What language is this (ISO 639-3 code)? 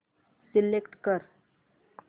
mar